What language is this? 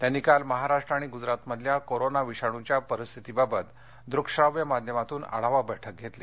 Marathi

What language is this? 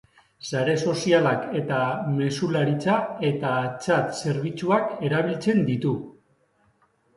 Basque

